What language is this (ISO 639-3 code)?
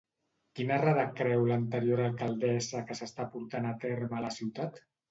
cat